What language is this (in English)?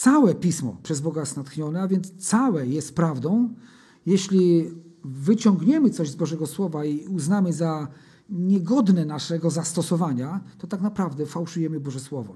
Polish